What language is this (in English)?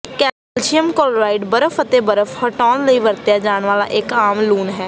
Punjabi